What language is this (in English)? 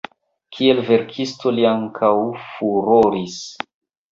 Esperanto